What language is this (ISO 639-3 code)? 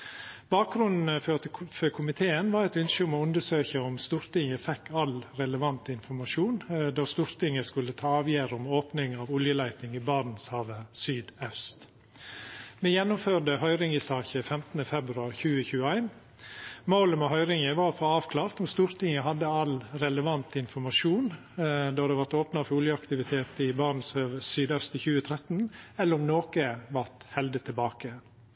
nno